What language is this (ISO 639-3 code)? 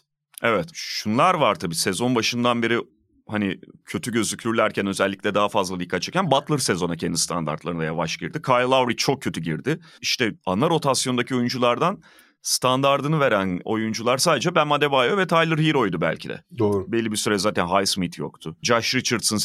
tur